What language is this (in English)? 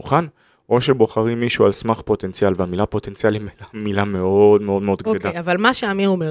Hebrew